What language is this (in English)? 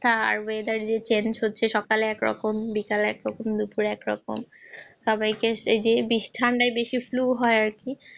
Bangla